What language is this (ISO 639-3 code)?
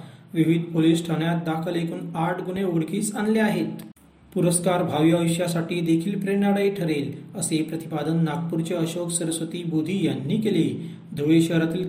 mar